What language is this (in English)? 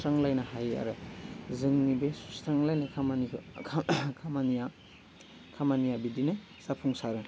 Bodo